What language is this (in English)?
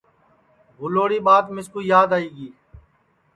Sansi